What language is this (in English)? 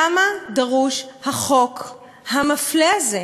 Hebrew